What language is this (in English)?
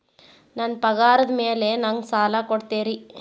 Kannada